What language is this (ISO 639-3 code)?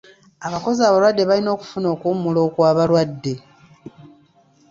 lug